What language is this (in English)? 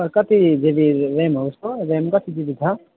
Nepali